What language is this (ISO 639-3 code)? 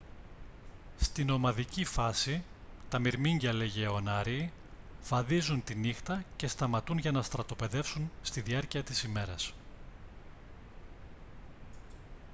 ell